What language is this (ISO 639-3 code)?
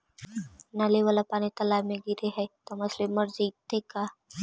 mag